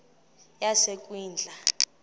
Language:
Xhosa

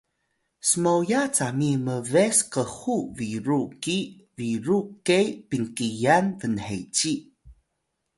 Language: Atayal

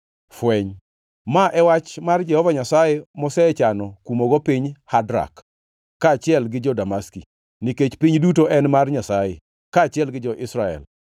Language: Luo (Kenya and Tanzania)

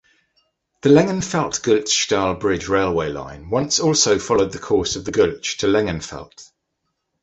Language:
English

